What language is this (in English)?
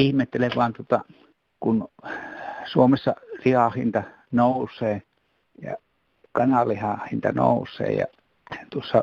Finnish